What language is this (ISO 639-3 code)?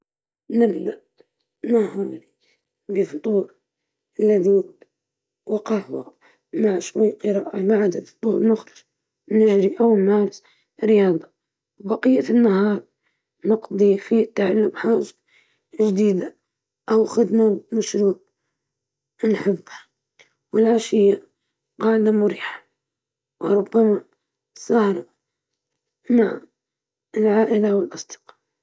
ayl